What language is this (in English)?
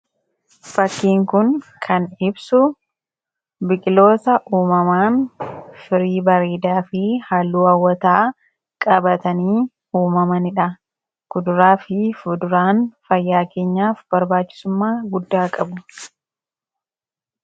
Oromo